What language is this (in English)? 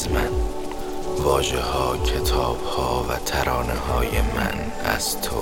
Persian